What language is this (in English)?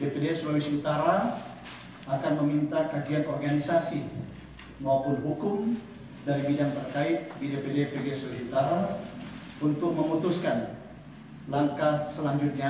Indonesian